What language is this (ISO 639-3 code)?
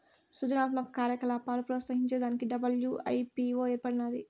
tel